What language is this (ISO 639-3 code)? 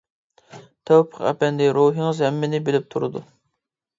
uig